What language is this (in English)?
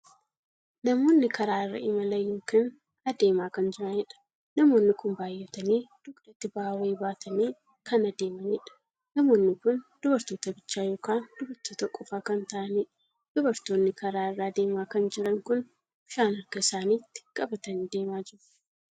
Oromo